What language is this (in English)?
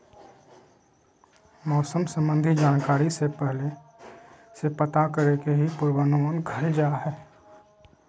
Magahi